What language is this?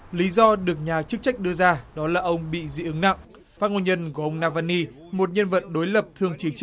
Vietnamese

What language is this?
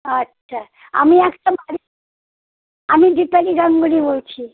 Bangla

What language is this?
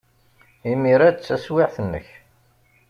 Kabyle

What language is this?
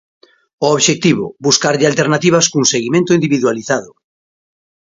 Galician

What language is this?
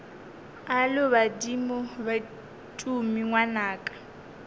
Northern Sotho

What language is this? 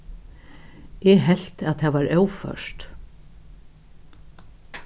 Faroese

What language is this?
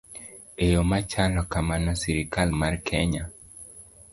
Luo (Kenya and Tanzania)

